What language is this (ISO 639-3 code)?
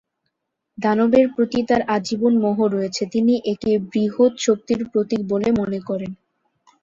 ben